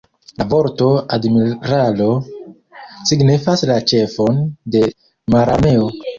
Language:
Esperanto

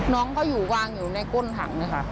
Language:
Thai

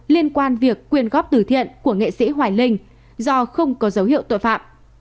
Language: Vietnamese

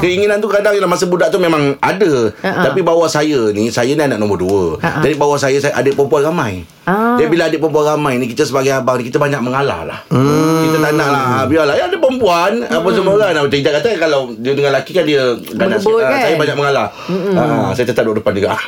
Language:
Malay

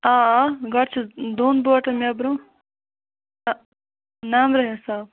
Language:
Kashmiri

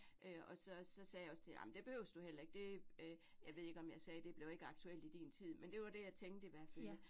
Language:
Danish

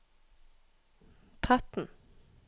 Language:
Norwegian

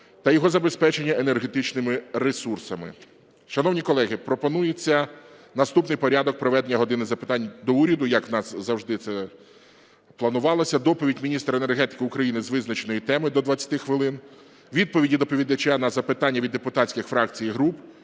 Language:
Ukrainian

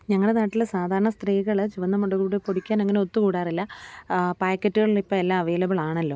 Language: Malayalam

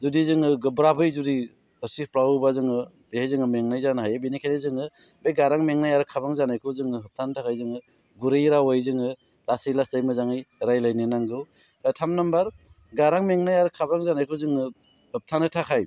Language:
Bodo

